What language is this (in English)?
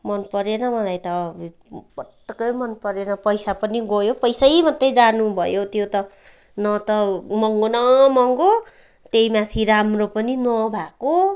Nepali